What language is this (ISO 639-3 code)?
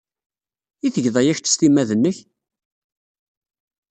kab